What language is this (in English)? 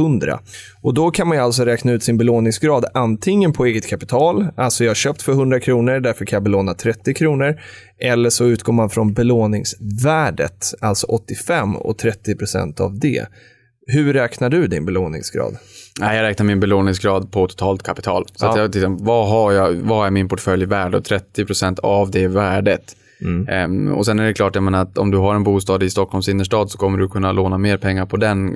Swedish